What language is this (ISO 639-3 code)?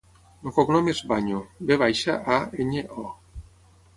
cat